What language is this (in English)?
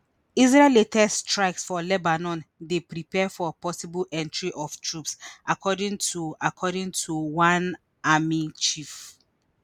Nigerian Pidgin